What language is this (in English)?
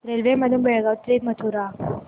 Marathi